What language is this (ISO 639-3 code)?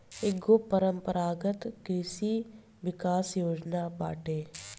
bho